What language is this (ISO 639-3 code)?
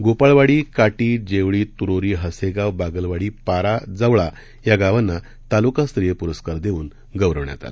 mar